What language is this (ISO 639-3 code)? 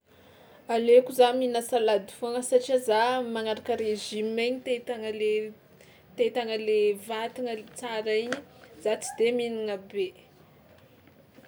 xmw